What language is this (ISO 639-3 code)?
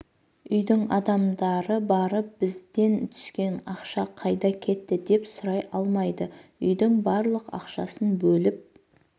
kaz